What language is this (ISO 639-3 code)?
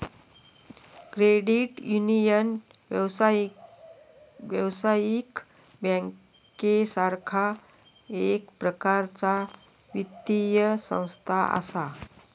mar